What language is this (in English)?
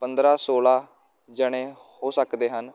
Punjabi